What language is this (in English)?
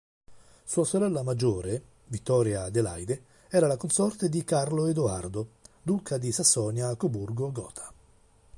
Italian